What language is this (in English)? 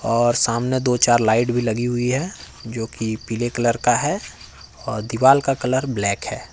Hindi